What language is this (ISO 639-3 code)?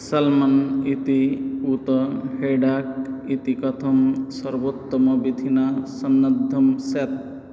san